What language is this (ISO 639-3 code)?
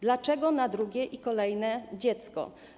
pol